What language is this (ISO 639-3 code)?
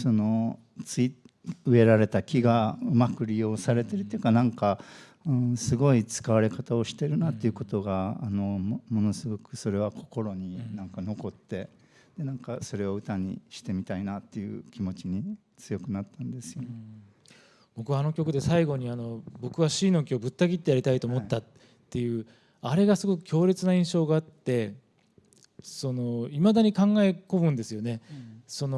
jpn